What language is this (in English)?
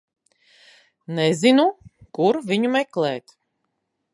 Latvian